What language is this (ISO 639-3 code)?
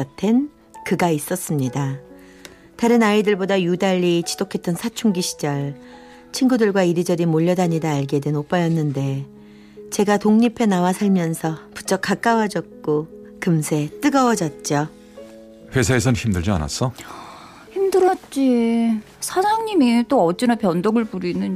kor